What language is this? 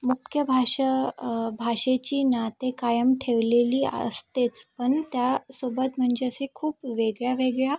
Marathi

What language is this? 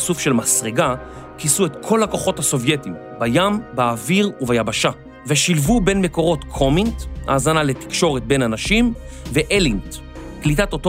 Hebrew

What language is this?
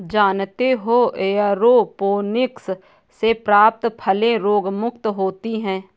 Hindi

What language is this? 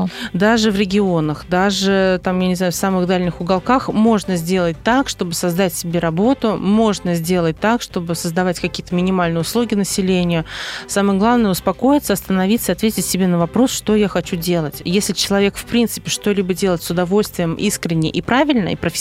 Russian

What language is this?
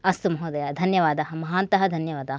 Sanskrit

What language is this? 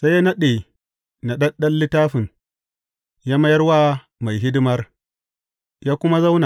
Hausa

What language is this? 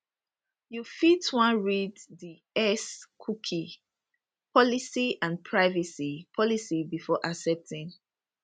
Nigerian Pidgin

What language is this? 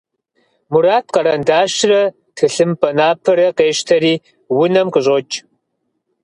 Kabardian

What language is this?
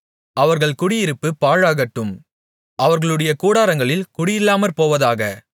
Tamil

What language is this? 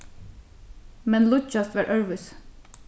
Faroese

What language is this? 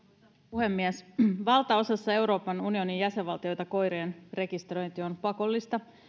Finnish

